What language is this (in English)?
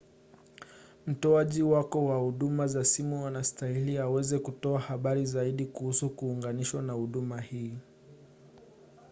Swahili